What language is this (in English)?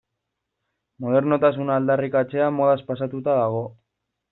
Basque